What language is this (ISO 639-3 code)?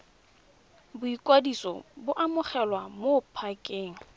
tsn